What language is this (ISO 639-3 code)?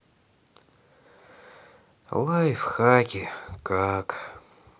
rus